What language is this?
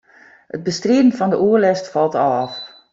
Western Frisian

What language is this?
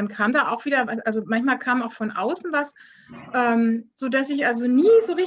German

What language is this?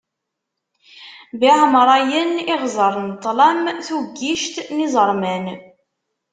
Kabyle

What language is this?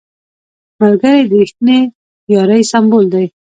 Pashto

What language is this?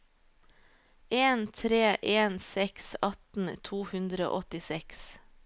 Norwegian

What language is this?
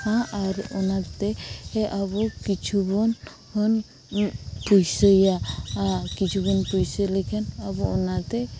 Santali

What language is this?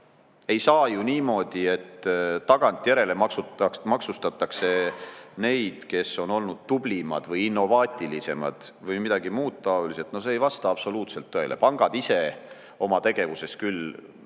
Estonian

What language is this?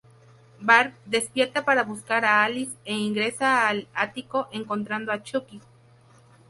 Spanish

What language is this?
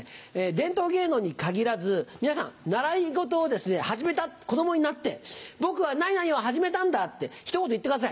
Japanese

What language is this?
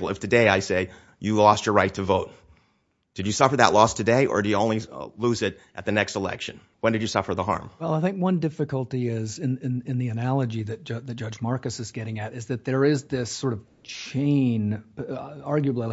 English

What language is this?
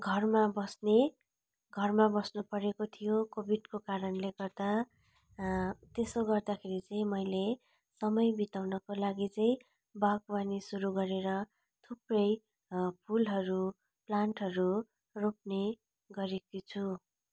Nepali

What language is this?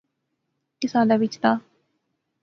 Pahari-Potwari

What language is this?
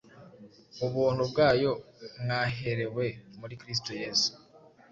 Kinyarwanda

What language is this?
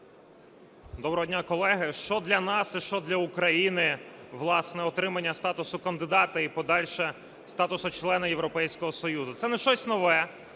Ukrainian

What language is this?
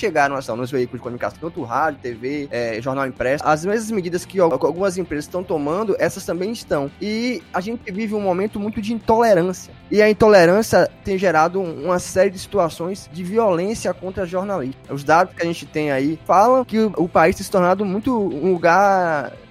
Portuguese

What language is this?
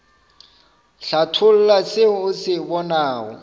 Northern Sotho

